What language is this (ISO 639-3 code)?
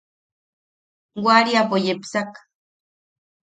yaq